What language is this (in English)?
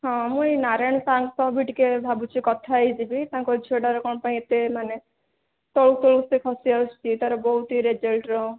Odia